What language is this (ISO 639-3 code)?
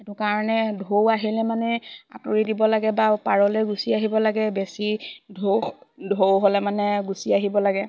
asm